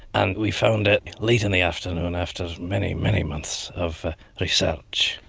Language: English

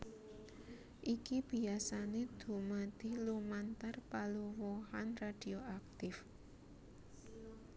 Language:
Javanese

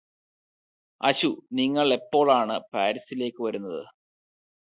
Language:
Malayalam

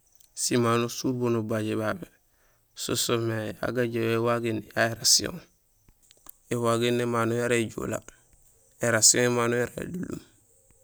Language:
Gusilay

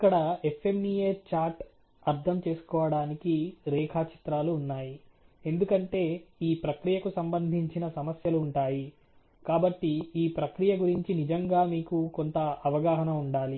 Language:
Telugu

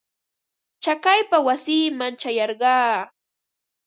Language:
Ambo-Pasco Quechua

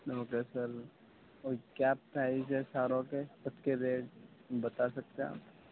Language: Urdu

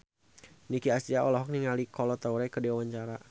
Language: Sundanese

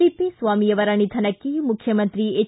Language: Kannada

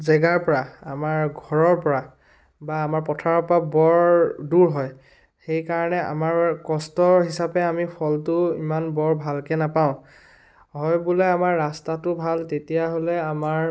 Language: Assamese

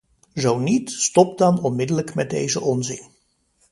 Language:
Dutch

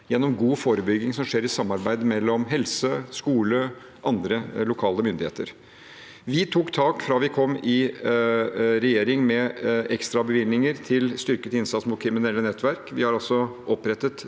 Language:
Norwegian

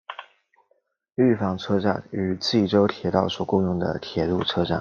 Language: Chinese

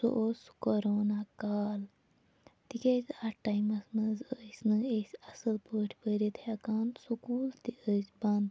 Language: Kashmiri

